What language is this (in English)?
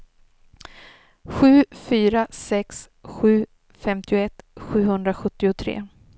Swedish